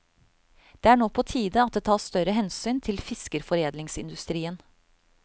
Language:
Norwegian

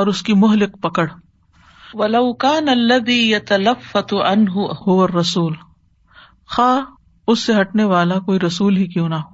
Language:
Urdu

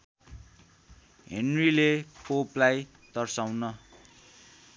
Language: Nepali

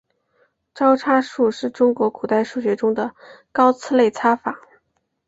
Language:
Chinese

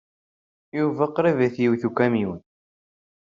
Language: Kabyle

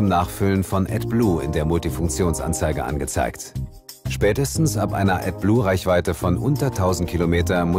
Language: German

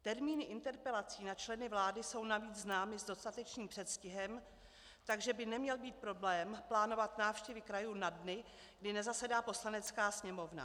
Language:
Czech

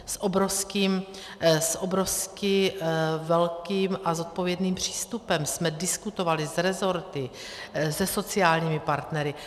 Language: Czech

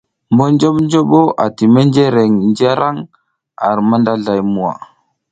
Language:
South Giziga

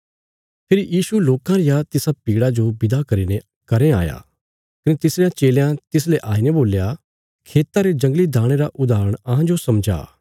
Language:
Bilaspuri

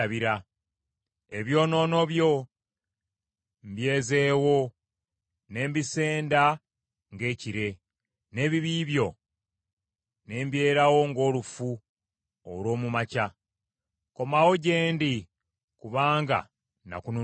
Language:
Ganda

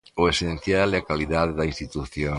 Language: Galician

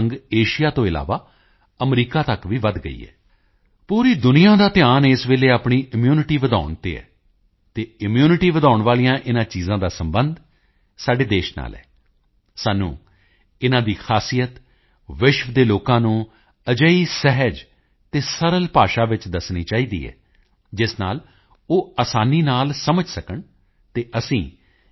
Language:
Punjabi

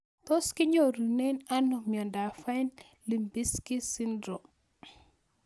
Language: Kalenjin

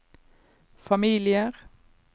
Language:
Norwegian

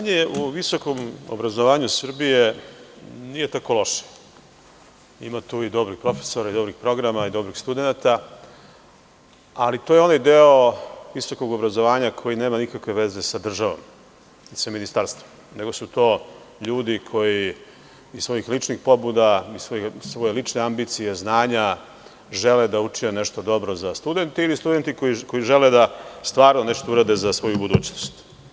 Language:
Serbian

